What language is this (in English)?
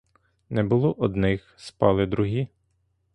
Ukrainian